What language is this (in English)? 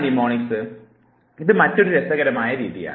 Malayalam